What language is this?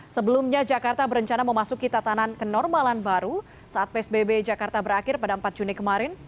Indonesian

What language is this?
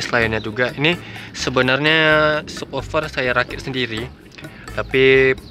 Indonesian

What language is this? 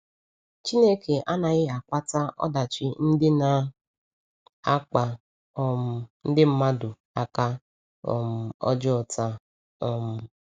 Igbo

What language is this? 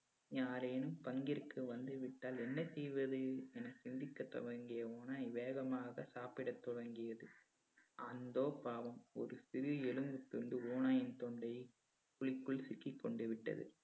Tamil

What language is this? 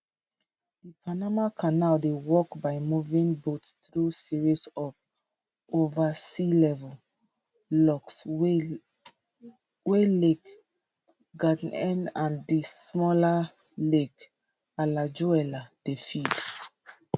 Nigerian Pidgin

